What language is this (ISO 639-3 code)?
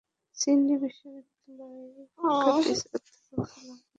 ben